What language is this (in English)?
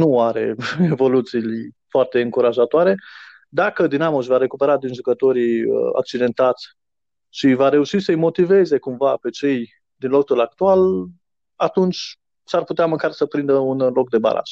Romanian